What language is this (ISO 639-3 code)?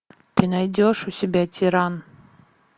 rus